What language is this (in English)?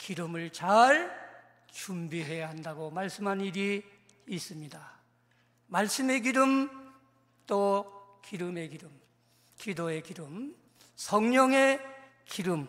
Korean